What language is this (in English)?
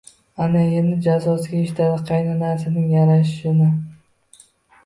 Uzbek